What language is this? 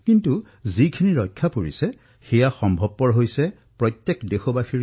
Assamese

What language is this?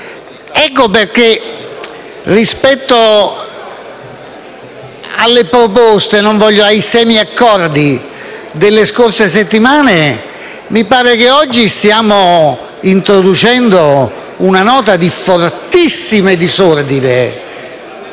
Italian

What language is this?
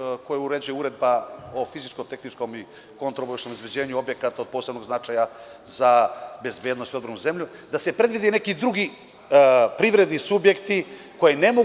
Serbian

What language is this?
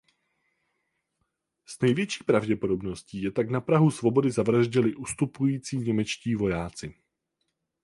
Czech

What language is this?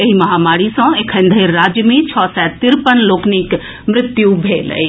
Maithili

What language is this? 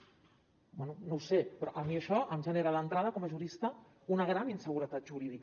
Catalan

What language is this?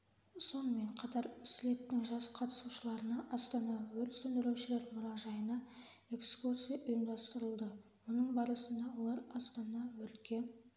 Kazakh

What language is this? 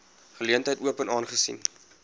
Afrikaans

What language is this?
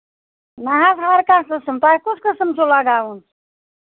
Kashmiri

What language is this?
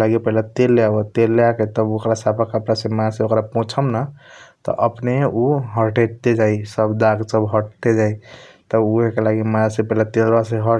Kochila Tharu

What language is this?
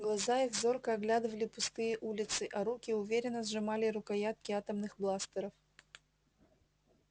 Russian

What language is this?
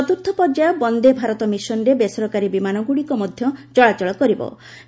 Odia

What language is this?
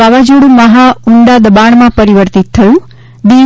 Gujarati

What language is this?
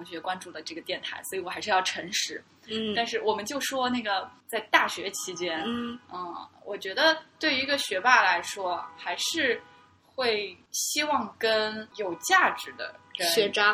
Chinese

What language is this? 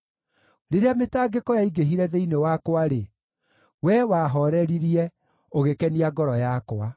Kikuyu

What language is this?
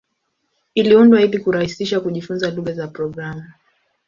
Swahili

